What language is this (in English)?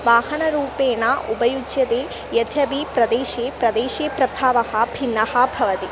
Sanskrit